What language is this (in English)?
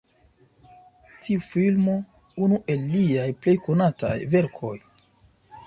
Esperanto